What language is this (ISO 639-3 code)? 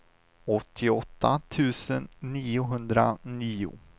swe